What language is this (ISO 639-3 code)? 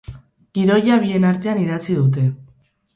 eus